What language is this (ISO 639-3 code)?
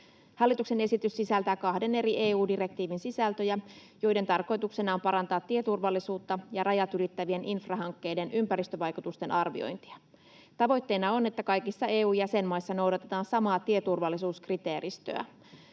fin